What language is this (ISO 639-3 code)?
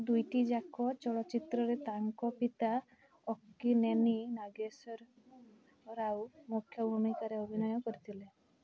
ori